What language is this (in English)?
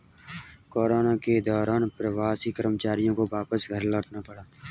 Hindi